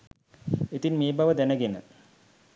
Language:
Sinhala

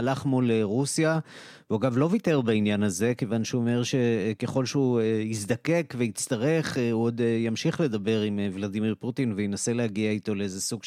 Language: Hebrew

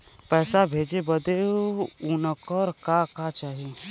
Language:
Bhojpuri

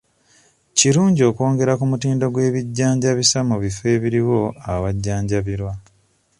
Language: Ganda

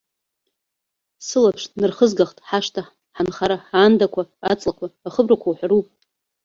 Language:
Abkhazian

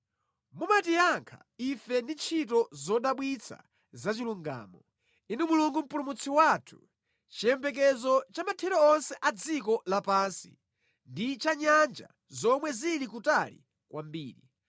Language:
Nyanja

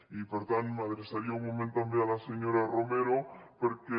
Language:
Catalan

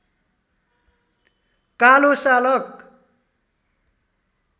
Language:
Nepali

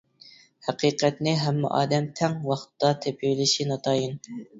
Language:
Uyghur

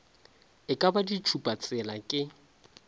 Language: Northern Sotho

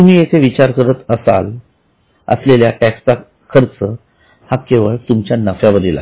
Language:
Marathi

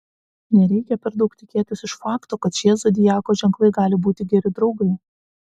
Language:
Lithuanian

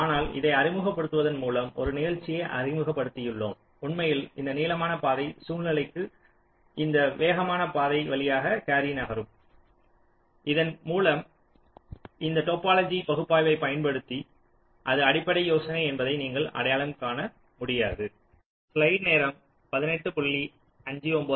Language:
Tamil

